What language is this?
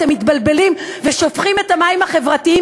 Hebrew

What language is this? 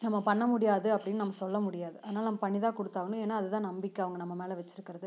Tamil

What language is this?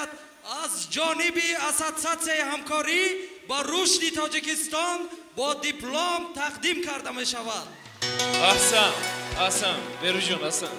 Turkish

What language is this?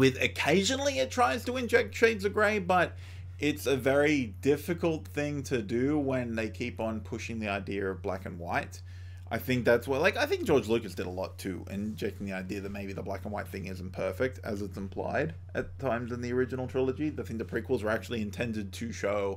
English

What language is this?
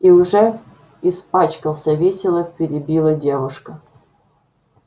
Russian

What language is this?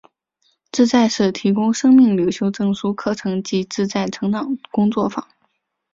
Chinese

